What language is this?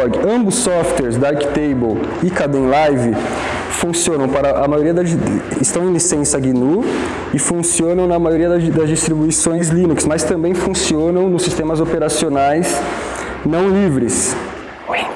Portuguese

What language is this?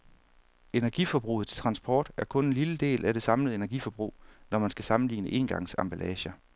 Danish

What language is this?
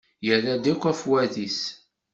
Kabyle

